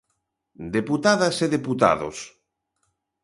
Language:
Galician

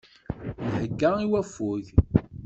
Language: Kabyle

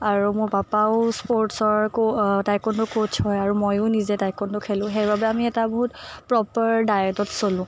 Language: Assamese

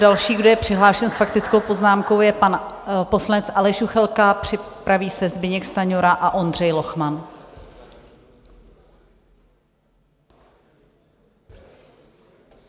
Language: Czech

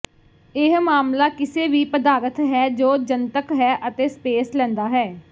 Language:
Punjabi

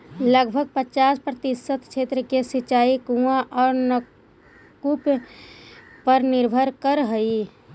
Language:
Magahi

